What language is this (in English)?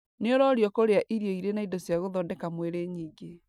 Kikuyu